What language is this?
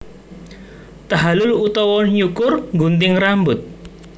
Javanese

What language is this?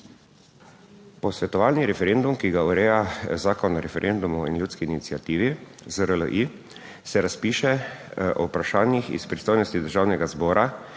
Slovenian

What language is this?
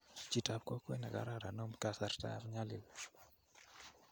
Kalenjin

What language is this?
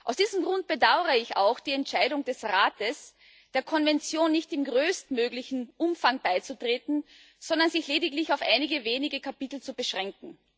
German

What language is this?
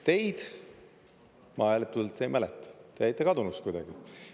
Estonian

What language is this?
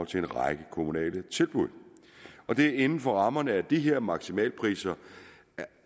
Danish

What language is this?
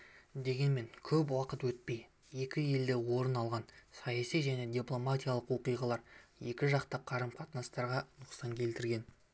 Kazakh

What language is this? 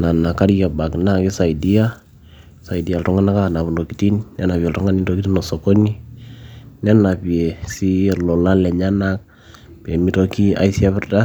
Masai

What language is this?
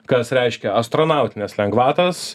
Lithuanian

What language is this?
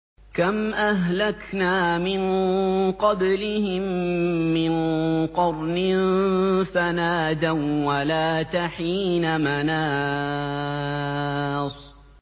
Arabic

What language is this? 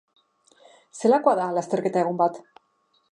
Basque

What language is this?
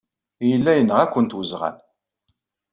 Kabyle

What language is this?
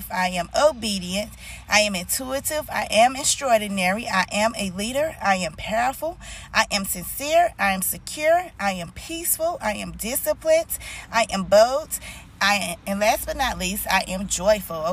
English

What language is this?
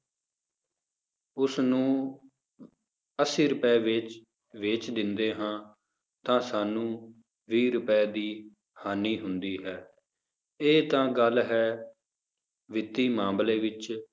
Punjabi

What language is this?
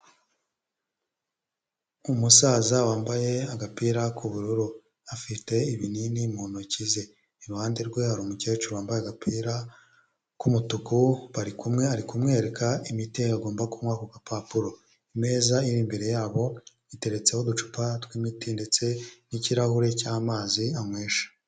Kinyarwanda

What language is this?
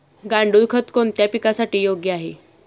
Marathi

